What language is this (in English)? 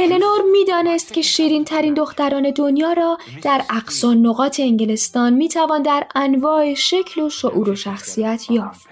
Persian